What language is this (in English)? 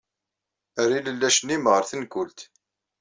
Kabyle